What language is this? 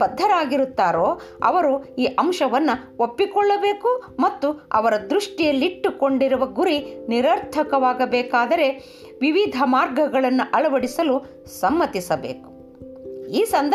Kannada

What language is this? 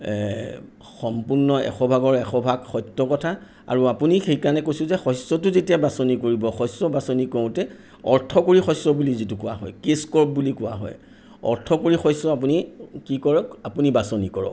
Assamese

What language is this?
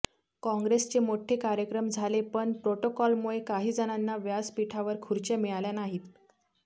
Marathi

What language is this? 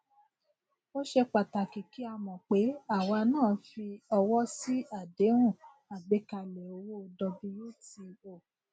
Yoruba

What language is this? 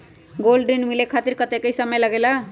Magahi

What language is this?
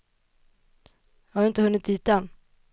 Swedish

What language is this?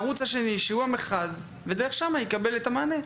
Hebrew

